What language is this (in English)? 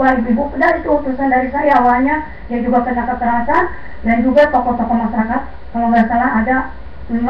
Indonesian